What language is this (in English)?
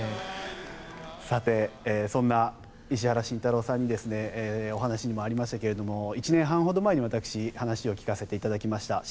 Japanese